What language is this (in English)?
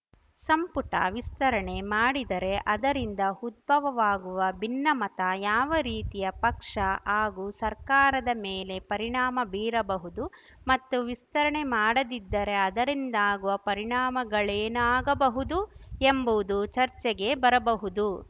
Kannada